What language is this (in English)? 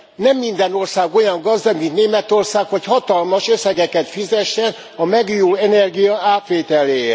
Hungarian